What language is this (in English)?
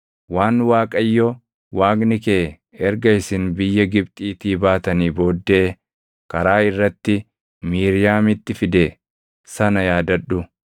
Oromo